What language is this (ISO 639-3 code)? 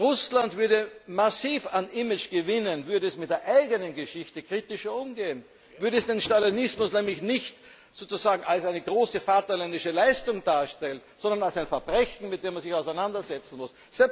deu